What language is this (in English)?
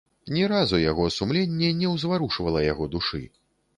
Belarusian